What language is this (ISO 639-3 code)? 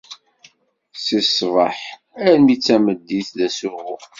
kab